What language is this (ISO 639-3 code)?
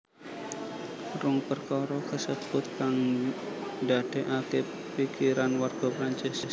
jav